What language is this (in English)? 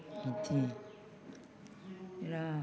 Bodo